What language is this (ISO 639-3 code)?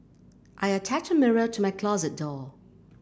eng